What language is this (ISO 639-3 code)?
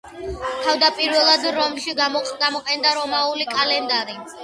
kat